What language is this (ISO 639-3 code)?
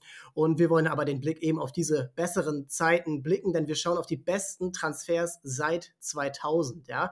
deu